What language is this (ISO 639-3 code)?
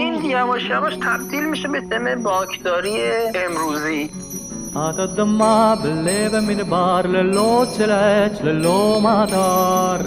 fas